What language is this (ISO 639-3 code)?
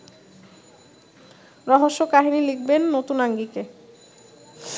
ben